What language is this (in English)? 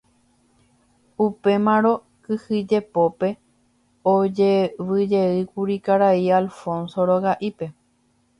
Guarani